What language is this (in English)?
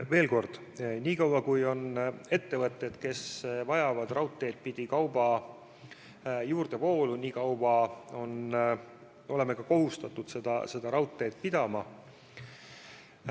Estonian